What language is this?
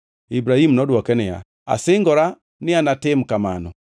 Luo (Kenya and Tanzania)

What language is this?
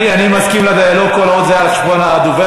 Hebrew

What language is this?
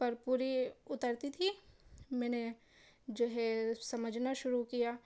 Urdu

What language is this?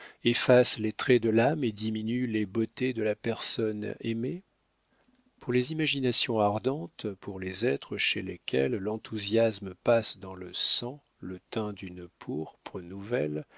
French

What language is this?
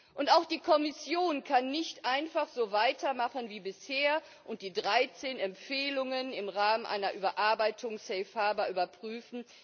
German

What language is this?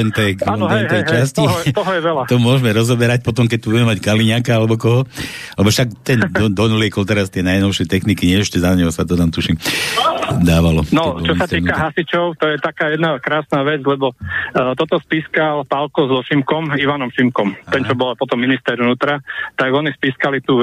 Slovak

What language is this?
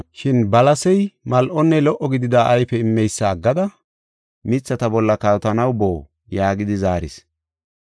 Gofa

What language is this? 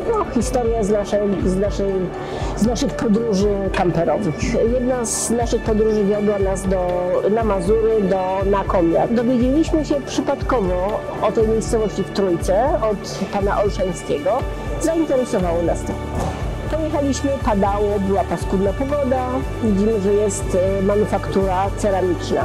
Polish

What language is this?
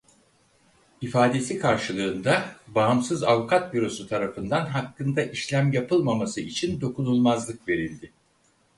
Turkish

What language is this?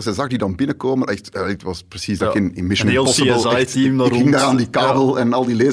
Dutch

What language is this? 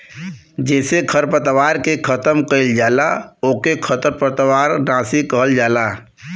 Bhojpuri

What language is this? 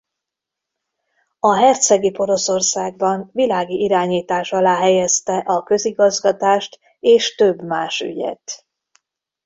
Hungarian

